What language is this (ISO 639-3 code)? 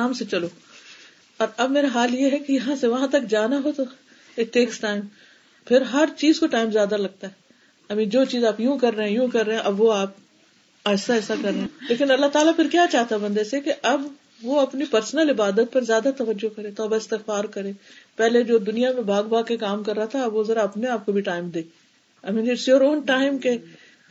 urd